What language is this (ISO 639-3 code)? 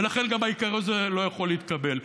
heb